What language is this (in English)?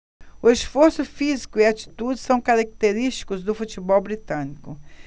Portuguese